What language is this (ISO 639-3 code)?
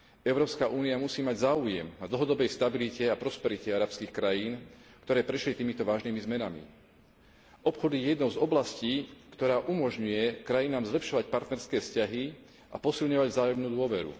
slk